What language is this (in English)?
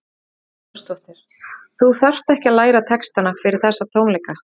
Icelandic